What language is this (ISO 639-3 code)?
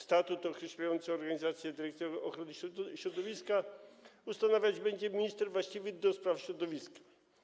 pol